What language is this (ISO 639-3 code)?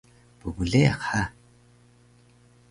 trv